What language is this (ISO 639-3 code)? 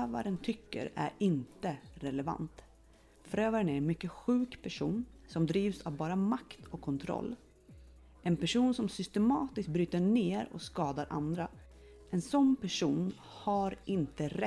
swe